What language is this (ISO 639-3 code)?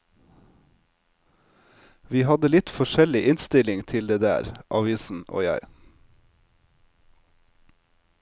nor